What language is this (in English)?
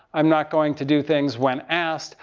English